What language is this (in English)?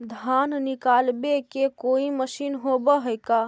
Magahi